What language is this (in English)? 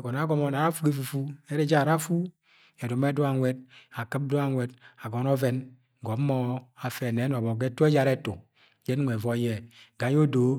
Agwagwune